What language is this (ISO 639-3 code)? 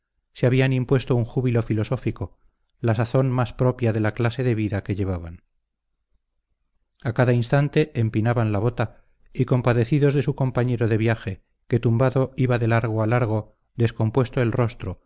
spa